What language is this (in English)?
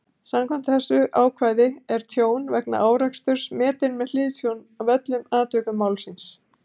Icelandic